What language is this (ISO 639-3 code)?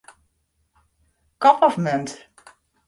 fry